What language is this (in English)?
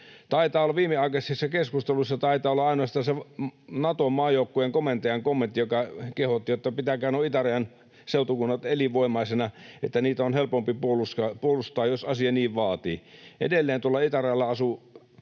Finnish